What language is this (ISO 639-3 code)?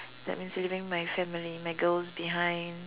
eng